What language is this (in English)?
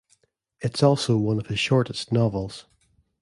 English